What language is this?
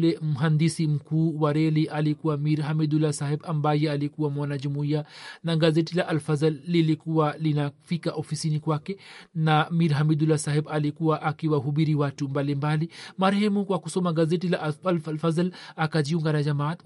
Swahili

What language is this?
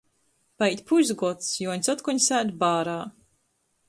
Latgalian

